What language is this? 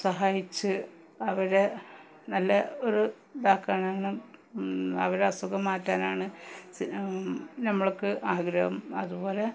Malayalam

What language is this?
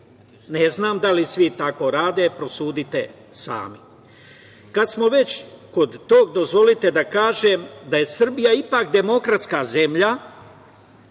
Serbian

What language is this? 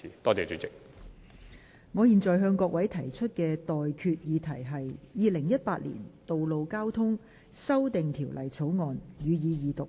Cantonese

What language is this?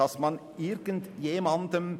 Swiss German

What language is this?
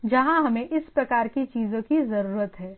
Hindi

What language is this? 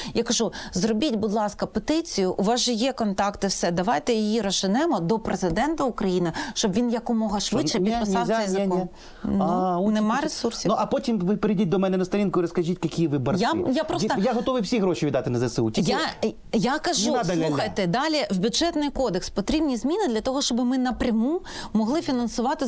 Ukrainian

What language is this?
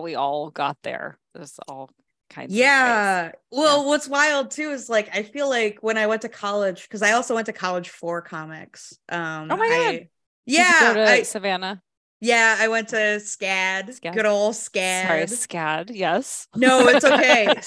English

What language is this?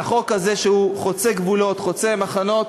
Hebrew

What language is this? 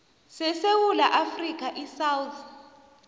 South Ndebele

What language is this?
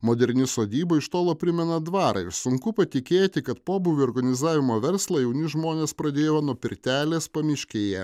Lithuanian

